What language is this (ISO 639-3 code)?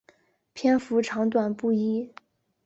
zho